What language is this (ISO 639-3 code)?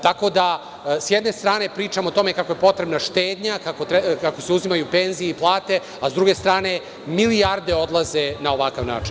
srp